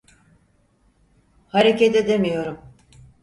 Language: Turkish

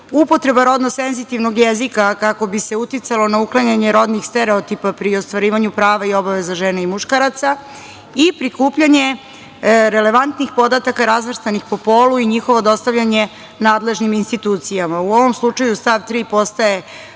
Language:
Serbian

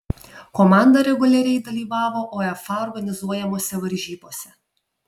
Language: Lithuanian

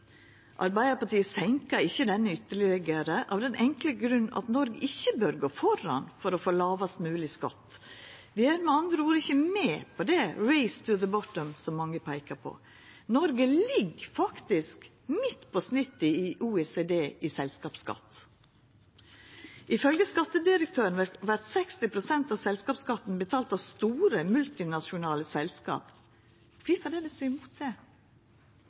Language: Norwegian Nynorsk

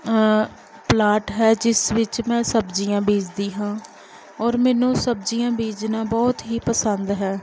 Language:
Punjabi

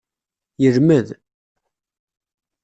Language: Kabyle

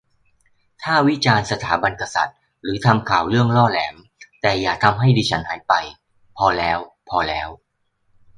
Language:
Thai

